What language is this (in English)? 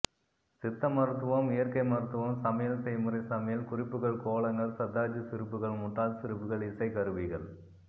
Tamil